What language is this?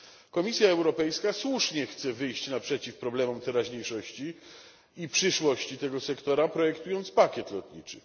Polish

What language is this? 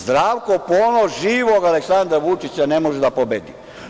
Serbian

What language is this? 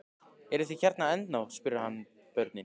Icelandic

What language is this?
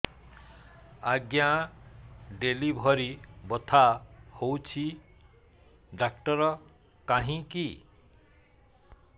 Odia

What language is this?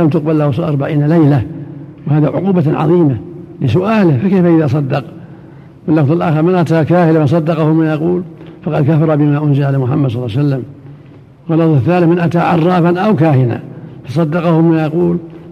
Arabic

